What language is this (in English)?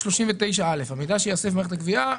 Hebrew